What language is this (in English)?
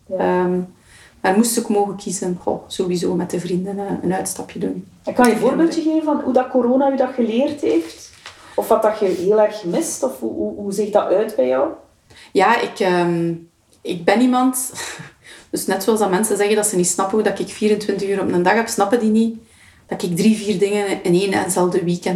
Dutch